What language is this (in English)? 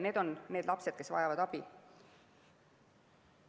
Estonian